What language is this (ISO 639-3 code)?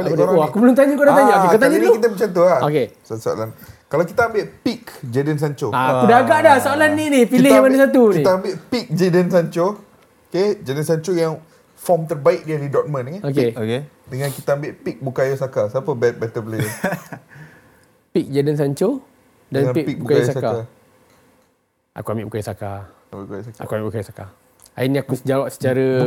msa